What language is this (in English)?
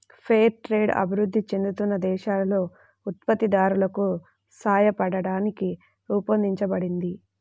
Telugu